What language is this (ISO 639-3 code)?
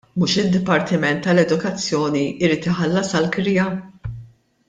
mlt